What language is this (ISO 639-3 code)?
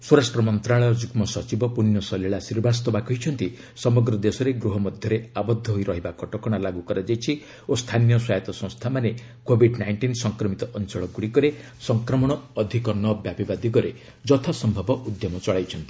ori